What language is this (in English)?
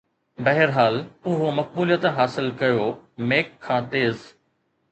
Sindhi